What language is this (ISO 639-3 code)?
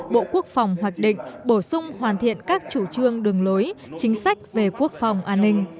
vie